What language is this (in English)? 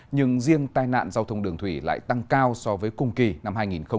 Vietnamese